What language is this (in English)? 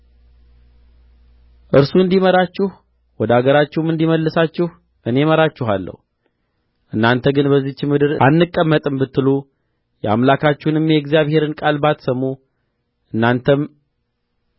Amharic